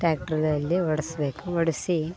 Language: Kannada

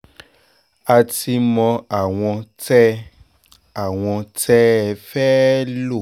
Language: Yoruba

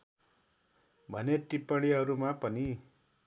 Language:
Nepali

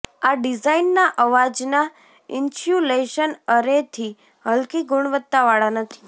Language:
Gujarati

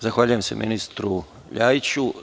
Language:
Serbian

